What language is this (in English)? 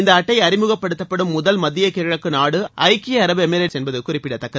Tamil